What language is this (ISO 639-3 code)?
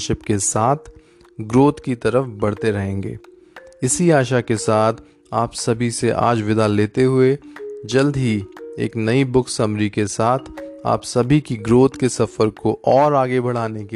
hin